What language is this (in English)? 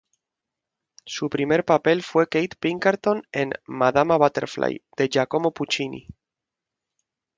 Spanish